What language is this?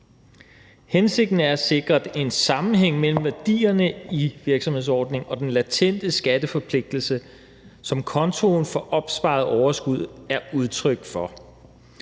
Danish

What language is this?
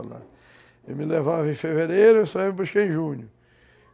Portuguese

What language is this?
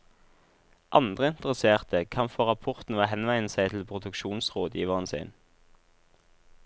Norwegian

